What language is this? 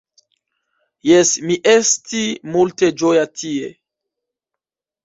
Esperanto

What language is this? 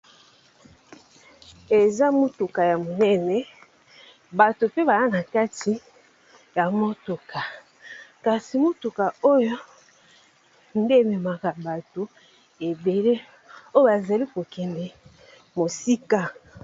Lingala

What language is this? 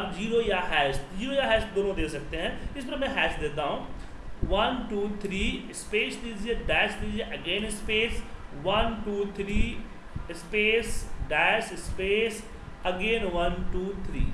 Hindi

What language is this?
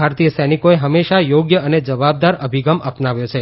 Gujarati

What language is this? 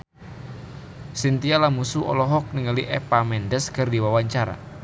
Sundanese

